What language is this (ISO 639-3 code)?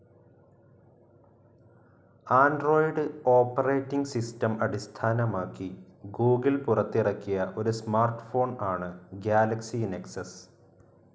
mal